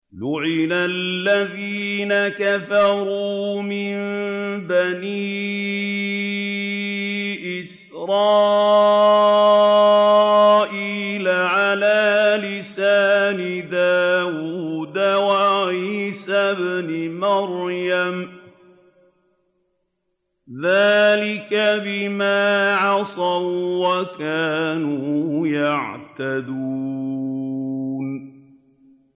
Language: Arabic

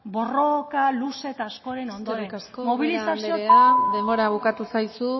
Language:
Basque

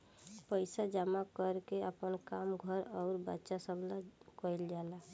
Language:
Bhojpuri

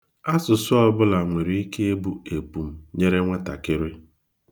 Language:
Igbo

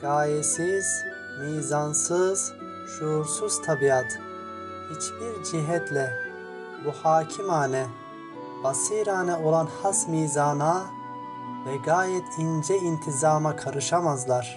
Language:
Turkish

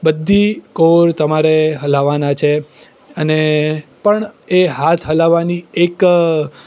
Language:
Gujarati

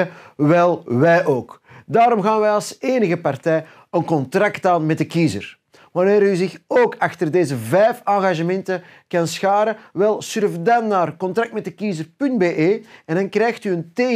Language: Dutch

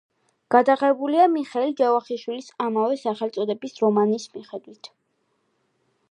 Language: Georgian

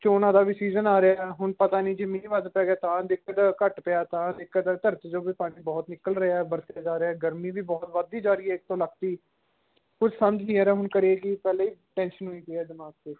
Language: Punjabi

